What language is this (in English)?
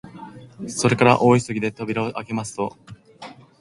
Japanese